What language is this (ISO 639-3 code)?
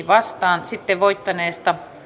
fin